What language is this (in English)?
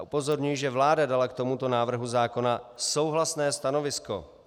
Czech